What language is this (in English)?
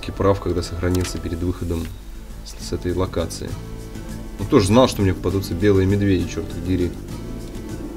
Russian